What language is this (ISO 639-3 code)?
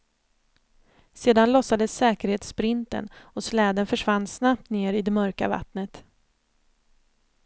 swe